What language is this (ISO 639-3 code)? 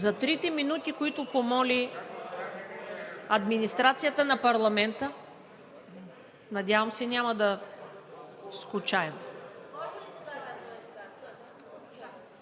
bul